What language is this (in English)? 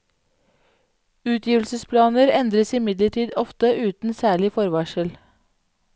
Norwegian